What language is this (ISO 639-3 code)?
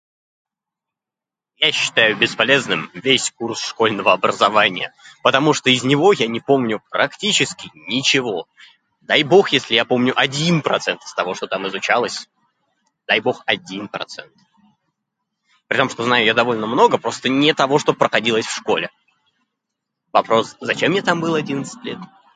rus